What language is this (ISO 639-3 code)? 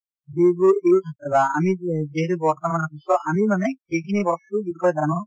asm